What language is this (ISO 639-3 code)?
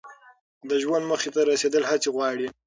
pus